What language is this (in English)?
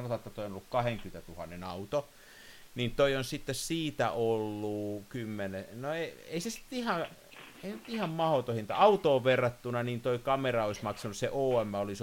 Finnish